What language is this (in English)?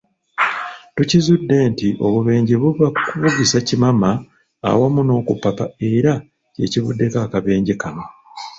Ganda